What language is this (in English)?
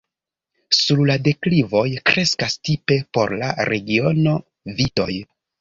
Esperanto